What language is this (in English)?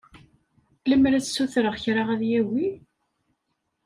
Kabyle